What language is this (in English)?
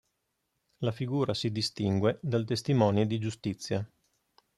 Italian